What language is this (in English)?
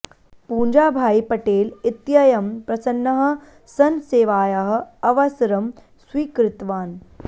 Sanskrit